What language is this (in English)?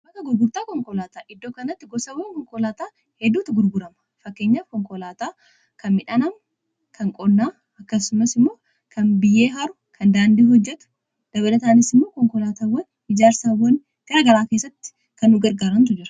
Oromo